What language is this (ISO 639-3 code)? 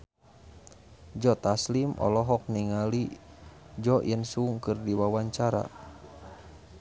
sun